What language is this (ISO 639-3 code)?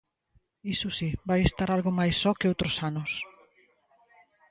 glg